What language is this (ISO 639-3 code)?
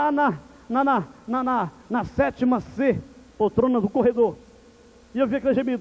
por